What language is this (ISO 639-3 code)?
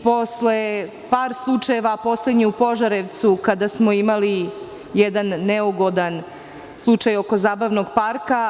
srp